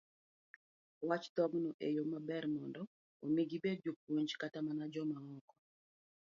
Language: Luo (Kenya and Tanzania)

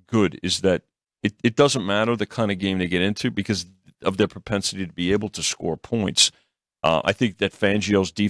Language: English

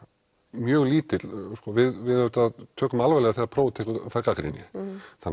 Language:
Icelandic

